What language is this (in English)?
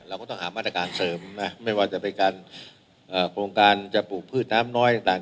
Thai